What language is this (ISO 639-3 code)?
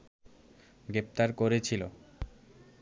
ben